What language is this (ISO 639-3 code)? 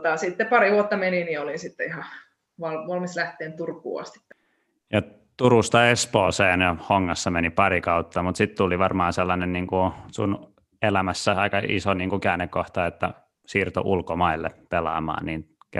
fin